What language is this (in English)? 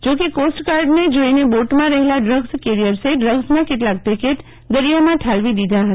Gujarati